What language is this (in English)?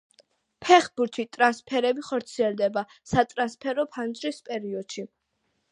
Georgian